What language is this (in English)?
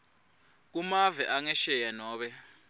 Swati